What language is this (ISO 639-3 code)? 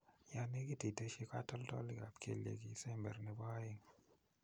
kln